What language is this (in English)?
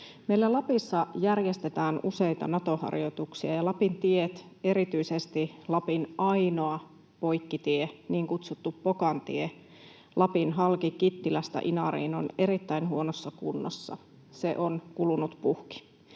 Finnish